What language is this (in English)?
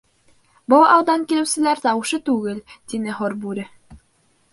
Bashkir